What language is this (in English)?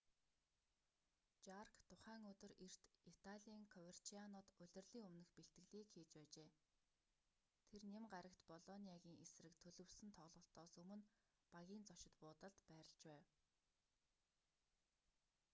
Mongolian